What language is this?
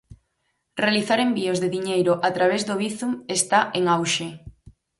Galician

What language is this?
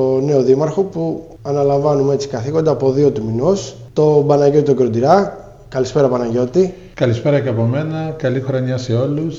Greek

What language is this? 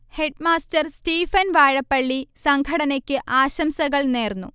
Malayalam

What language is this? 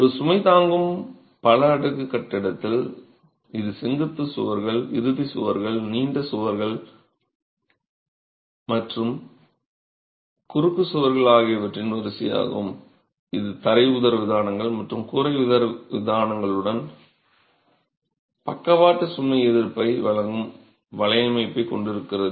Tamil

